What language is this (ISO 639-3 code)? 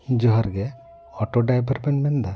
sat